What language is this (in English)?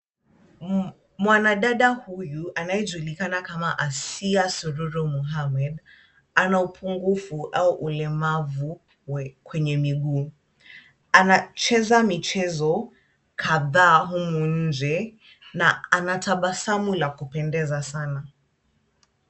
Swahili